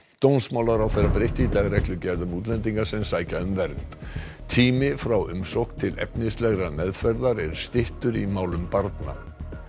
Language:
Icelandic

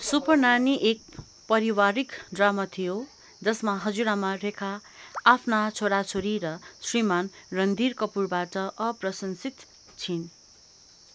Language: Nepali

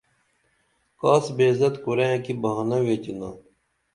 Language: Dameli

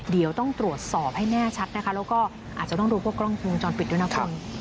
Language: Thai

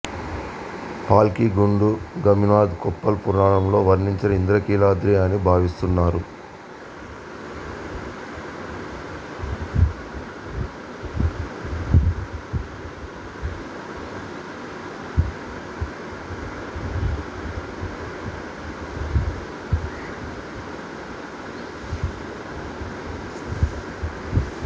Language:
Telugu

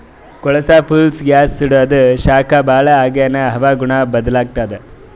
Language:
Kannada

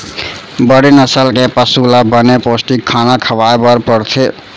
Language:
Chhattisgarhi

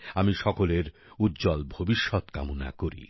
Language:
Bangla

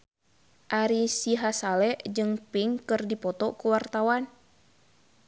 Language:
Sundanese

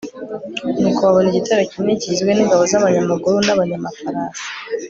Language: Kinyarwanda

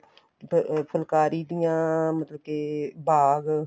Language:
Punjabi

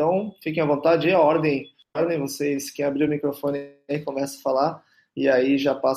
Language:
Portuguese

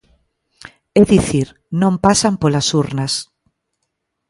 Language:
Galician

